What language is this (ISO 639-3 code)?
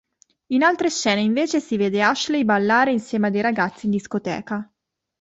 ita